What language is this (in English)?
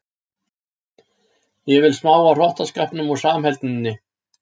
Icelandic